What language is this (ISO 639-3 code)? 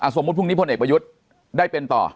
tha